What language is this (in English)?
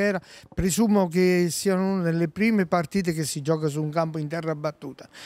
Italian